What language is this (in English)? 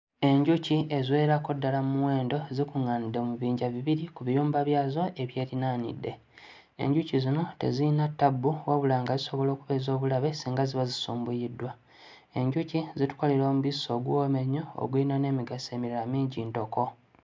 Ganda